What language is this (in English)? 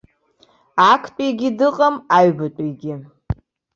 Abkhazian